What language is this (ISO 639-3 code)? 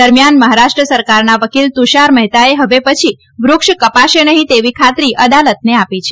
guj